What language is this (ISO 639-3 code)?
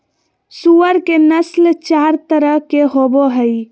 mag